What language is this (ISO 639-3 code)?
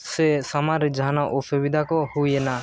sat